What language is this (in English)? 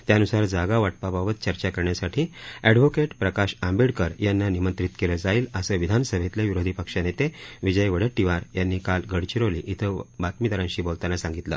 Marathi